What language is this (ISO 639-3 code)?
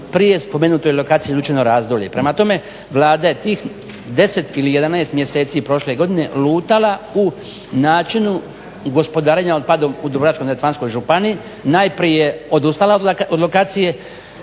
hrv